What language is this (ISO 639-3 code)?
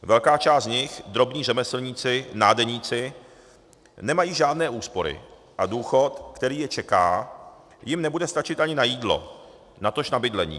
ces